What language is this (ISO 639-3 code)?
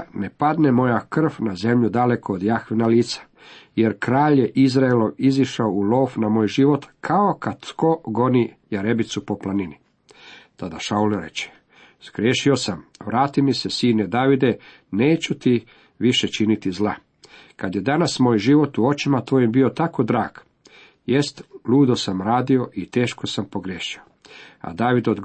hrv